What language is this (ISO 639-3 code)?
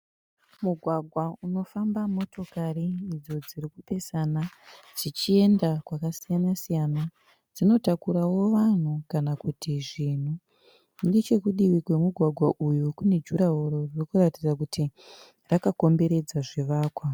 sna